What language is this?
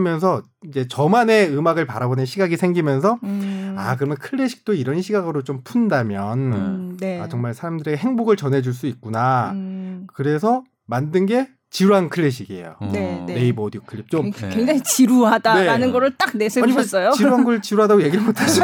Korean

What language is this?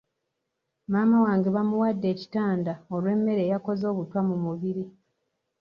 Ganda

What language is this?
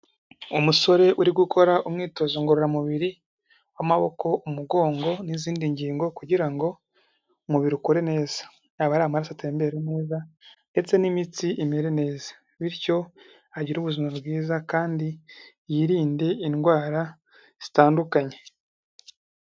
Kinyarwanda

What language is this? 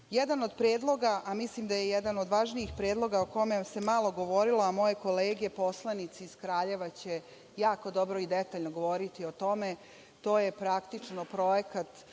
Serbian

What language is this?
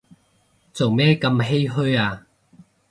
Cantonese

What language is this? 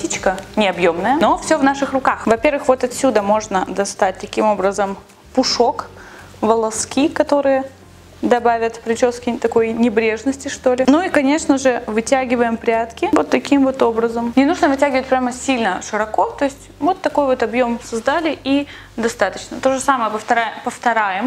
Russian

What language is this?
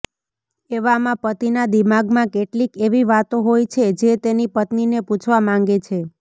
Gujarati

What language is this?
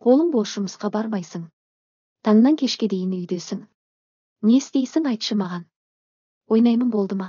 Turkish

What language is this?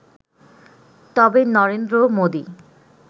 Bangla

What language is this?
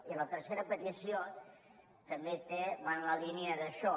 Catalan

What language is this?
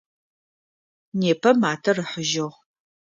Adyghe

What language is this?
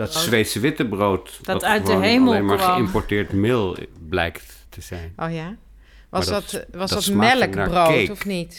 Dutch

